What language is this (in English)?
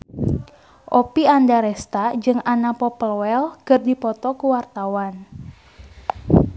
Sundanese